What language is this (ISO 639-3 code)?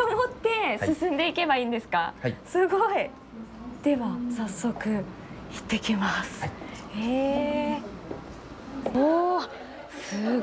jpn